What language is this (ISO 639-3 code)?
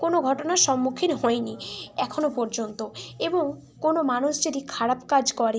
ben